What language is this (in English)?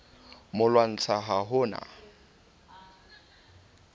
Southern Sotho